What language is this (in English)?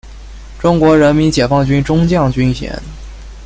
Chinese